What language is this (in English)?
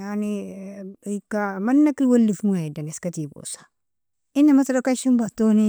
Nobiin